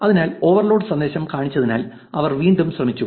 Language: Malayalam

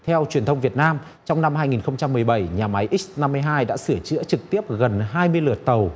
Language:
Vietnamese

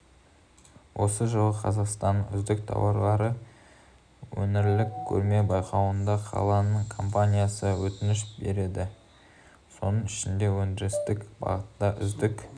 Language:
Kazakh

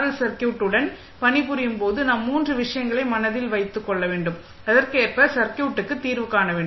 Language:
Tamil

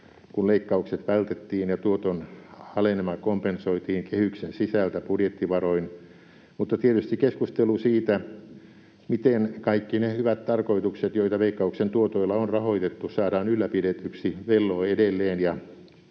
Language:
Finnish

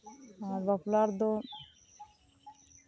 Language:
Santali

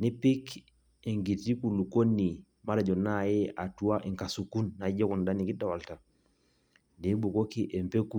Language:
Masai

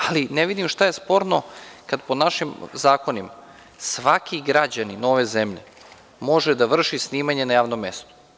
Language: Serbian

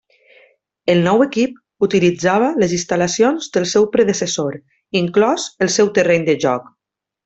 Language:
Catalan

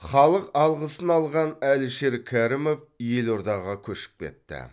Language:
Kazakh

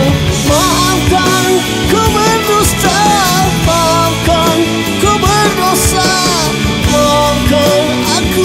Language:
Thai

